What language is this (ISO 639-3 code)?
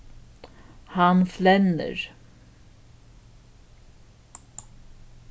fao